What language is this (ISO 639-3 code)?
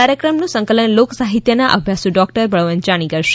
guj